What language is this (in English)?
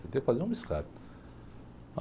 Portuguese